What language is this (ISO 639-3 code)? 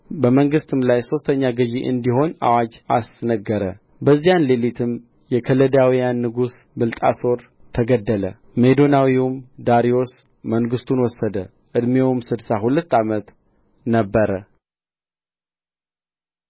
amh